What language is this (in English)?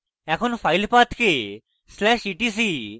Bangla